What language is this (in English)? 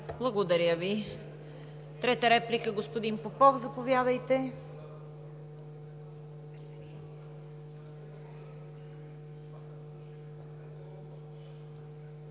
Bulgarian